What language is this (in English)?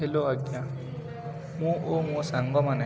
Odia